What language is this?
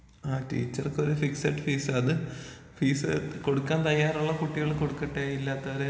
Malayalam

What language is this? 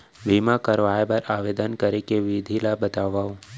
Chhattisgarhi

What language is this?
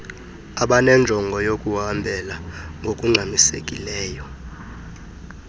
Xhosa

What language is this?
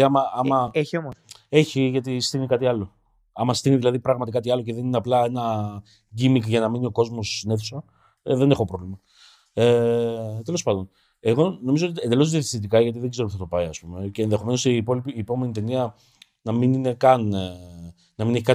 Greek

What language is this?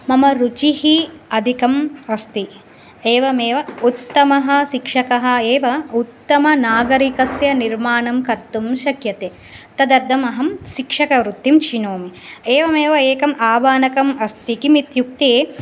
Sanskrit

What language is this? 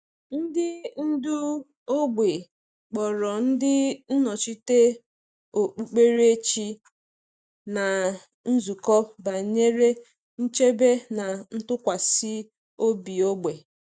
Igbo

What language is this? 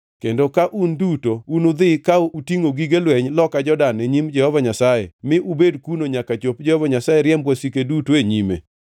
Luo (Kenya and Tanzania)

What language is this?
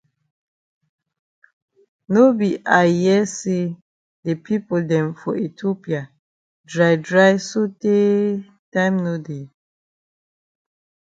Cameroon Pidgin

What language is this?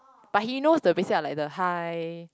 English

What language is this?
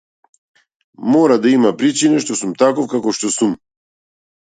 Macedonian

